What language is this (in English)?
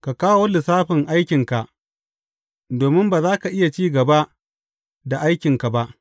Hausa